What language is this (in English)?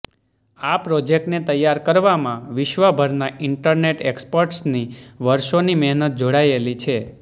Gujarati